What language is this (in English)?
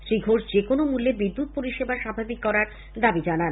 Bangla